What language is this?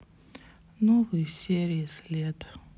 Russian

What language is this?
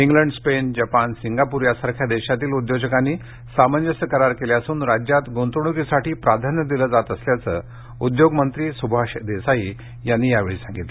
Marathi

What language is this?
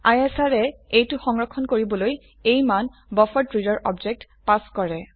Assamese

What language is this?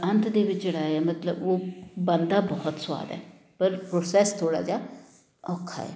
Punjabi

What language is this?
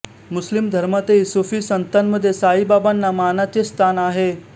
Marathi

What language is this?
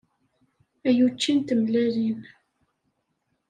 Kabyle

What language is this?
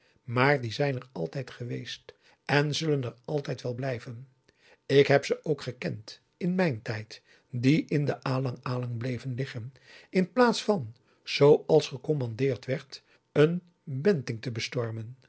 Dutch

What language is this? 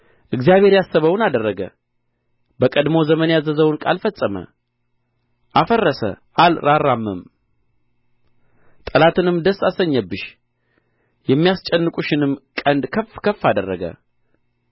Amharic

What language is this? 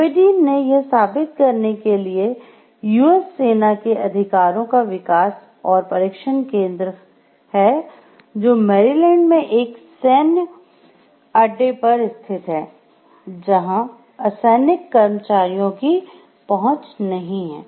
Hindi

